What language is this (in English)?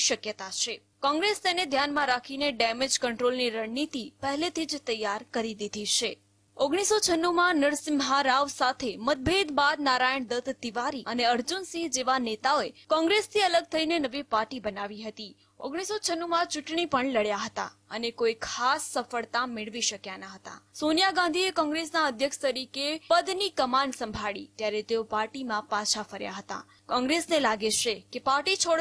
Hindi